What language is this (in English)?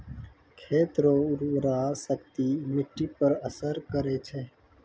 Maithili